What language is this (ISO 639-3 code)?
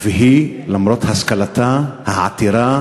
heb